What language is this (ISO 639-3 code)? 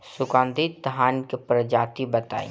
bho